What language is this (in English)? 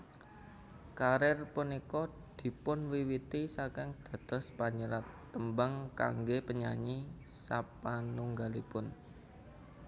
Javanese